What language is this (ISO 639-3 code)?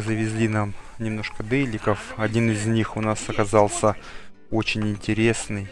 rus